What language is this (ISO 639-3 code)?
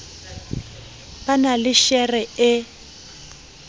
sot